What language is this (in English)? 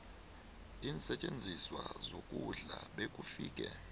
South Ndebele